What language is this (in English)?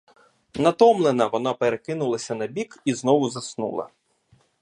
Ukrainian